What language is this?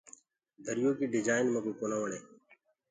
Gurgula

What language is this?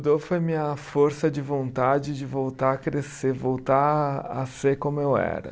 Portuguese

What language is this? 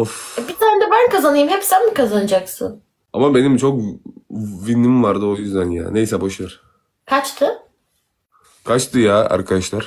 Turkish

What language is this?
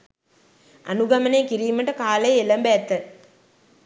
Sinhala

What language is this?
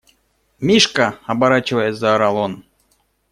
Russian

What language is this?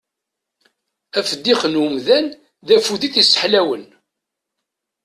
Kabyle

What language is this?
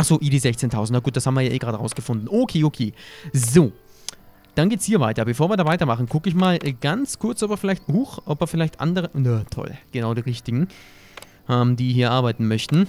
German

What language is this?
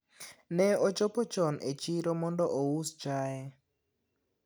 Luo (Kenya and Tanzania)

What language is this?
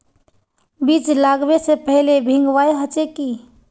Magahi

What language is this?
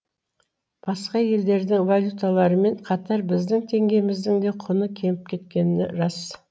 Kazakh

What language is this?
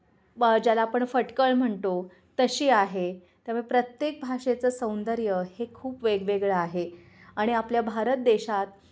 Marathi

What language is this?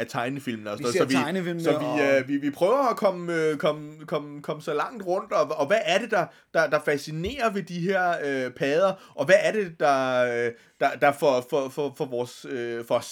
Danish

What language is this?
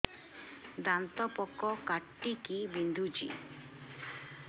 Odia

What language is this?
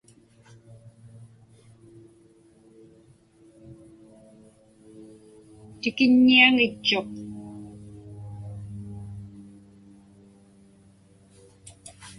Inupiaq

